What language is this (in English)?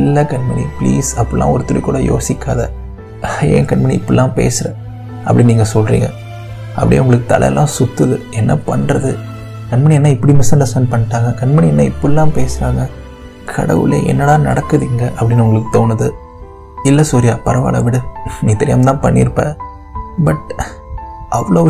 Tamil